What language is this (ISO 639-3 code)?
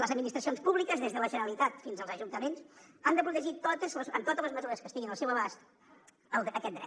cat